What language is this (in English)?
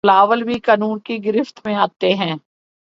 Urdu